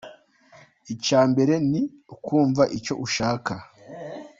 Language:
Kinyarwanda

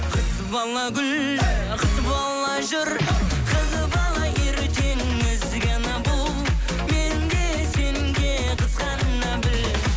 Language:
Kazakh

